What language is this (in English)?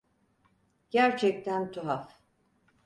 Turkish